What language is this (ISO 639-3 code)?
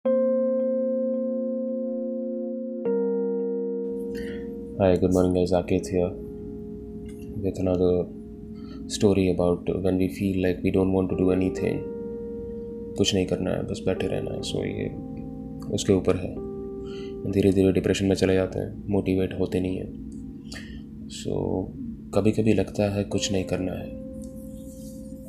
hin